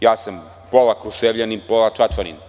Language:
Serbian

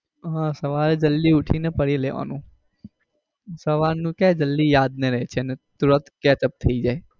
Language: Gujarati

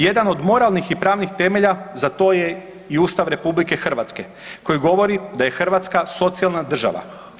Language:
Croatian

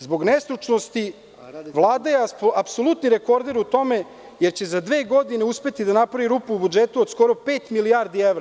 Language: Serbian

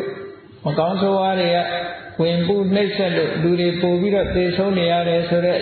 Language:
Vietnamese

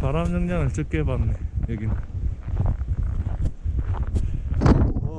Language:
Korean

